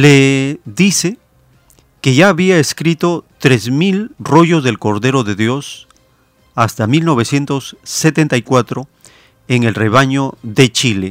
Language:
Spanish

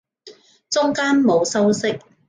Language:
Cantonese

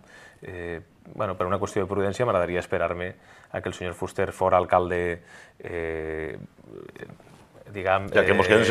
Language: Spanish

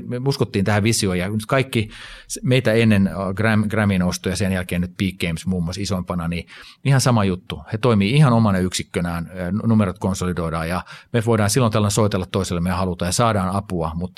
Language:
Finnish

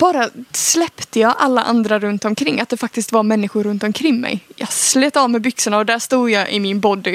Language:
Swedish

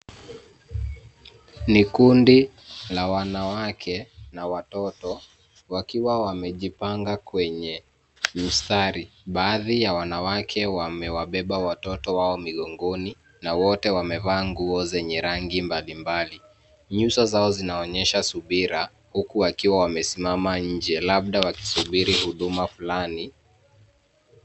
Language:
Swahili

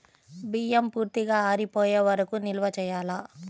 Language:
Telugu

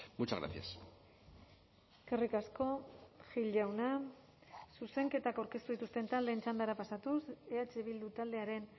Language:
Basque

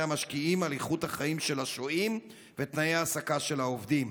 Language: Hebrew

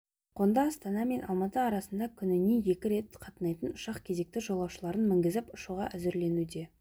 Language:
Kazakh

